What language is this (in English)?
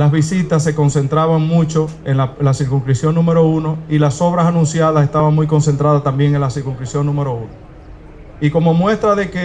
Spanish